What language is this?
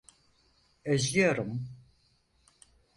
Turkish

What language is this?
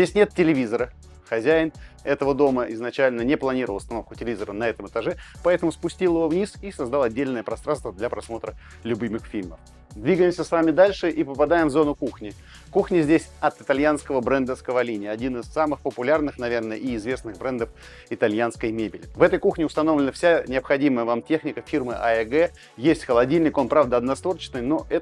Russian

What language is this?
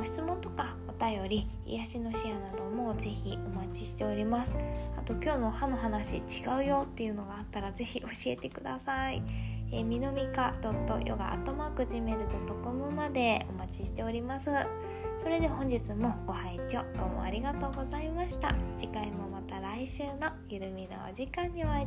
Japanese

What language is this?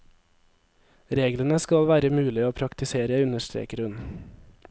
Norwegian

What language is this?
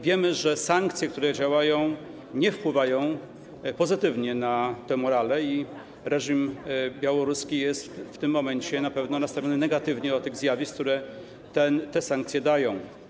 Polish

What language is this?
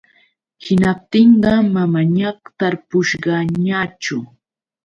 Yauyos Quechua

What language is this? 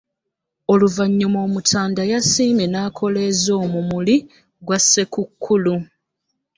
Ganda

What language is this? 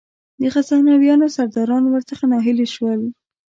Pashto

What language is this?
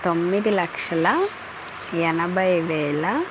Telugu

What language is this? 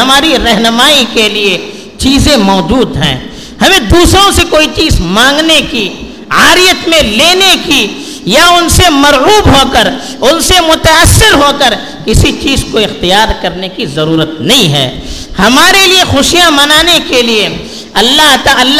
Urdu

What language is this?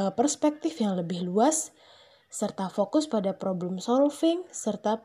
Indonesian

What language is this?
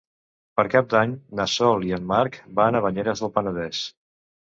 Catalan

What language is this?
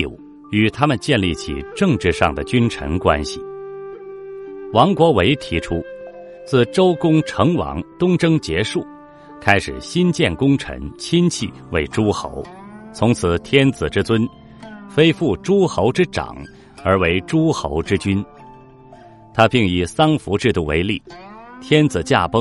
Chinese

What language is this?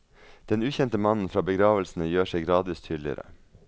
Norwegian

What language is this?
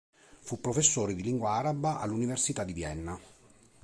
Italian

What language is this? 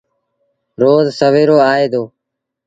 Sindhi Bhil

